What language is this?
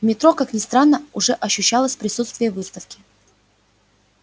Russian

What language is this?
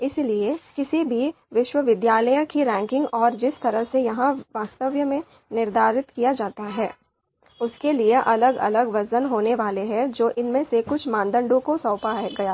Hindi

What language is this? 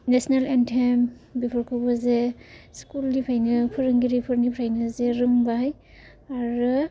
Bodo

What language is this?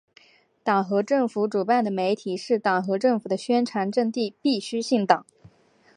Chinese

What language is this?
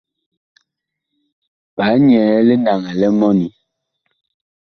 Bakoko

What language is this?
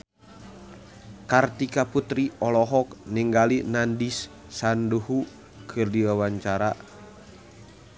Sundanese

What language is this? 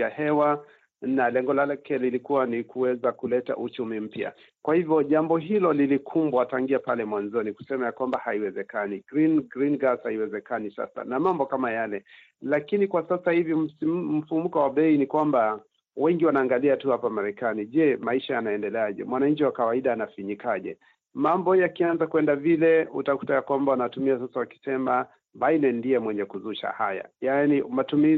Swahili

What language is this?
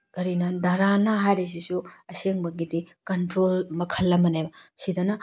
Manipuri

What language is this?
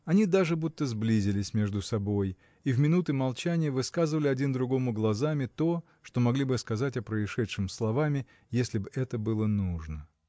Russian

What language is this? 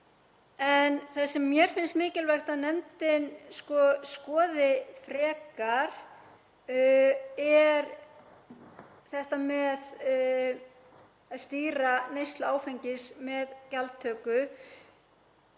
Icelandic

